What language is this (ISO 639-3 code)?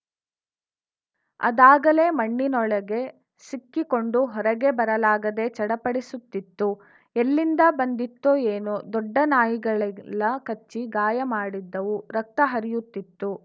kan